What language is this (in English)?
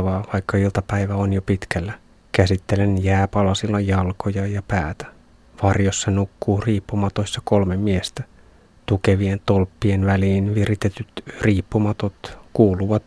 Finnish